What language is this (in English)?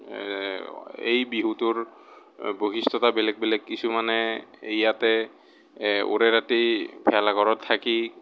Assamese